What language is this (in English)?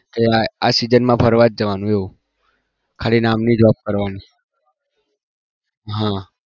Gujarati